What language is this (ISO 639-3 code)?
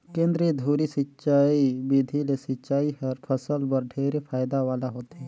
hne